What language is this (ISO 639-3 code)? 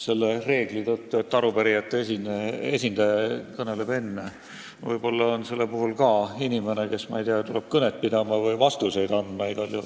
est